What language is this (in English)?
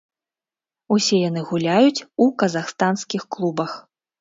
Belarusian